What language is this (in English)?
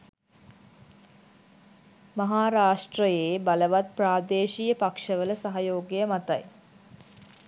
Sinhala